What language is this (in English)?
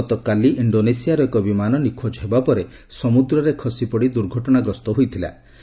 Odia